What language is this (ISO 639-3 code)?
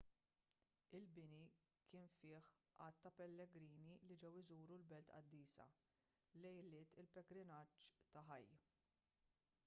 mlt